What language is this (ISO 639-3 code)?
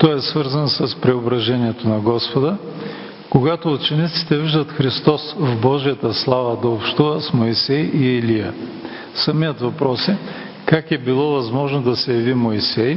bul